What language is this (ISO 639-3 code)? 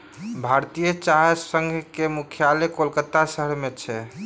mai